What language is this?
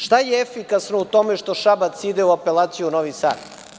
Serbian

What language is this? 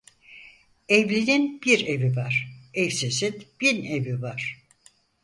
Turkish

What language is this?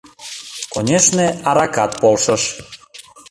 Mari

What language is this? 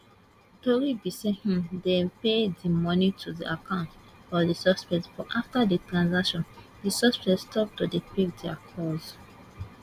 Nigerian Pidgin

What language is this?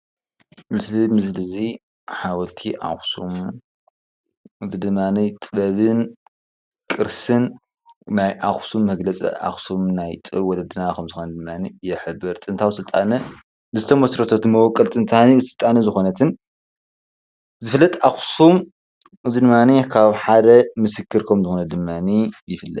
Tigrinya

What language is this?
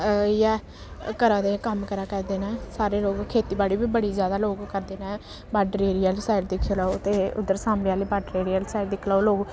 Dogri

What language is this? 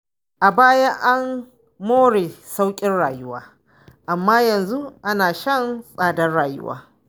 Hausa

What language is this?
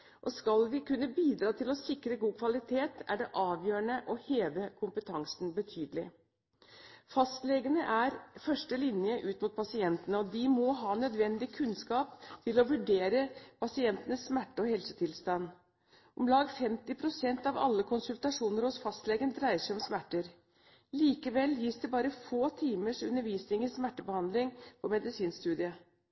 Norwegian Bokmål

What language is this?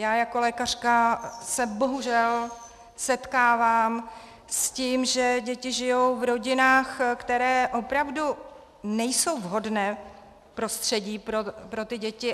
Czech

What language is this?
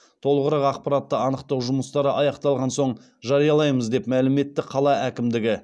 Kazakh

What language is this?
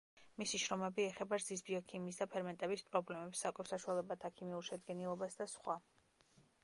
Georgian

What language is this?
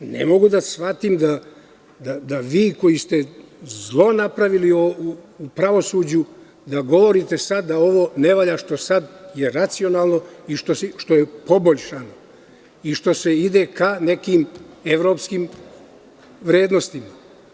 Serbian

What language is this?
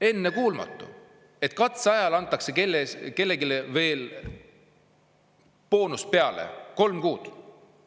Estonian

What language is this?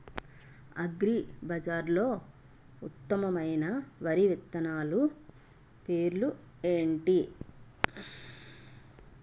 Telugu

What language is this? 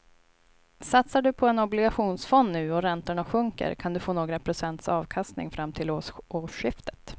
Swedish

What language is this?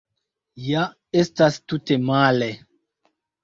Esperanto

